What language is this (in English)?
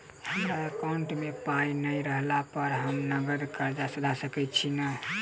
Maithili